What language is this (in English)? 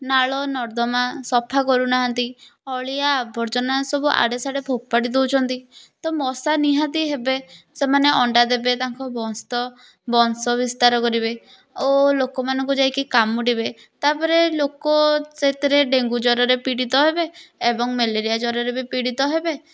Odia